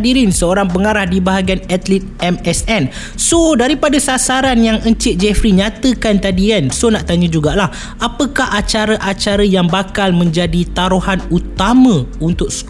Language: Malay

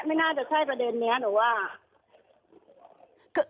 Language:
Thai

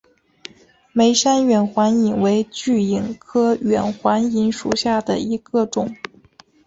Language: Chinese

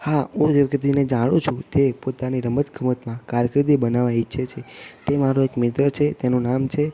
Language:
Gujarati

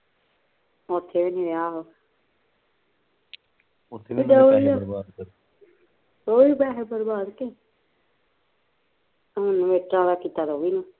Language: Punjabi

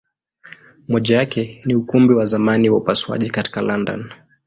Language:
Swahili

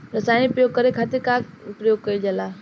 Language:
Bhojpuri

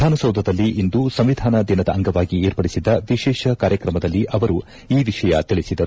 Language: Kannada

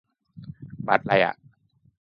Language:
Thai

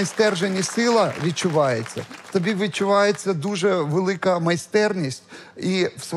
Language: Ukrainian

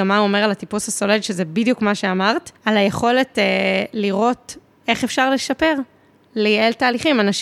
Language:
Hebrew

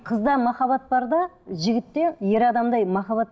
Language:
Kazakh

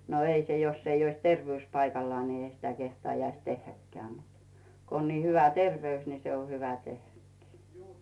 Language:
Finnish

